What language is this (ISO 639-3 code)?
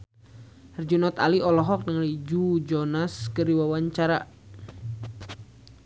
sun